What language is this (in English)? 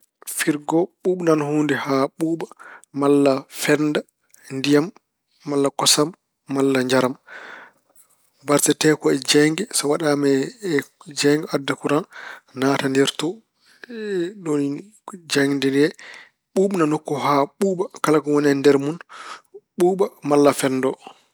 Fula